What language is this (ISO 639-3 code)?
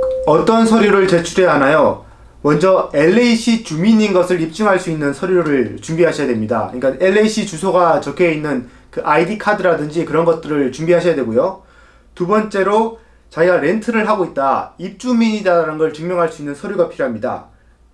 kor